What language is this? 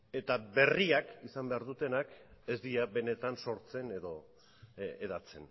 Basque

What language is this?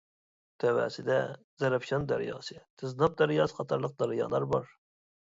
Uyghur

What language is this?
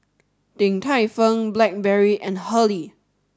English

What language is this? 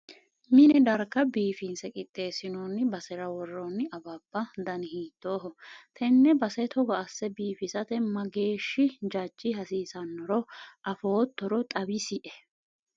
Sidamo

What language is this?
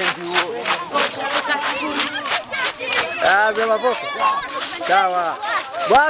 Swahili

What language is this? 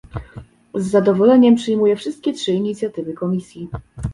Polish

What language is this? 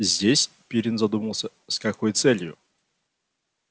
Russian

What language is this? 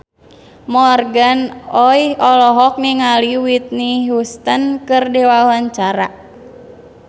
Sundanese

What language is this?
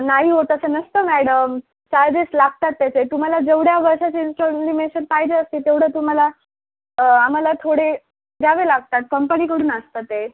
Marathi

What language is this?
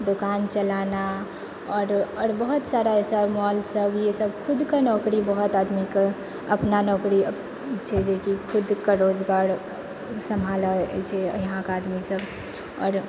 Maithili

